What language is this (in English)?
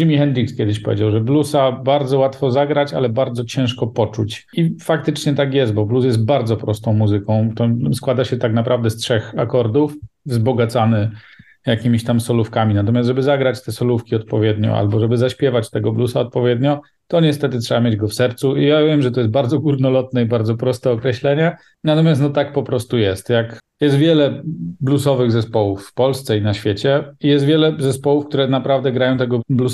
Polish